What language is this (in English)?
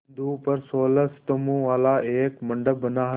Hindi